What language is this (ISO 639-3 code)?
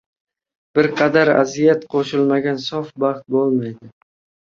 uzb